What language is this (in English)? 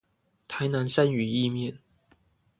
Chinese